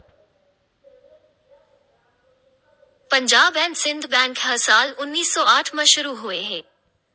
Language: Chhattisgarhi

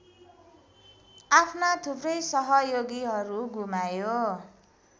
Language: Nepali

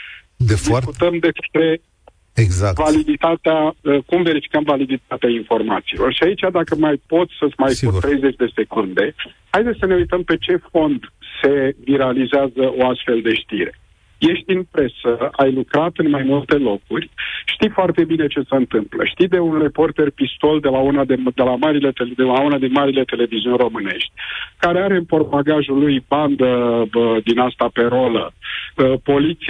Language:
Romanian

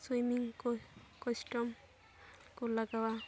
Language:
Santali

